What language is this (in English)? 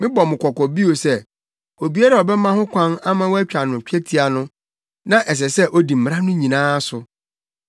Akan